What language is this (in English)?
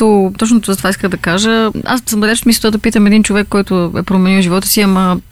Bulgarian